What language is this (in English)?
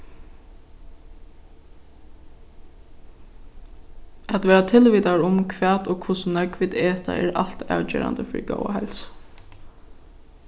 Faroese